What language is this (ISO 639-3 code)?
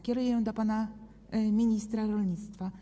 pol